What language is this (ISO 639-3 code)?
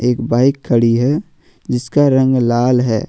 hin